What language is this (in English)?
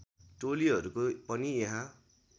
Nepali